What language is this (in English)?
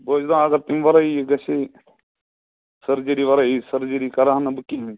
Kashmiri